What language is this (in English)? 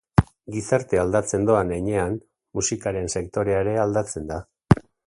Basque